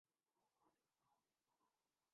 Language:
Urdu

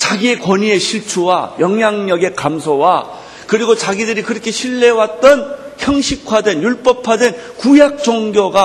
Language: Korean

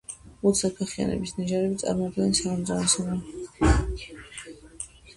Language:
Georgian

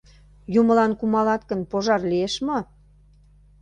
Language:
Mari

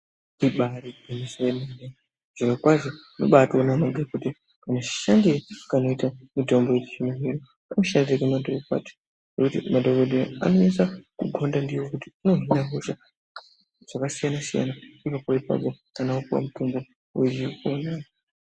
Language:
Ndau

